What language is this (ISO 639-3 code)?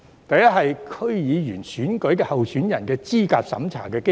yue